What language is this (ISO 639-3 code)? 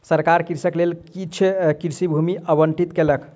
mai